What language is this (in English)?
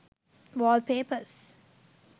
Sinhala